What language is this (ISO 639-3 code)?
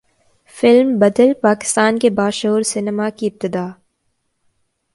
urd